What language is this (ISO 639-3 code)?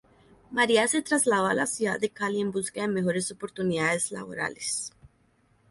spa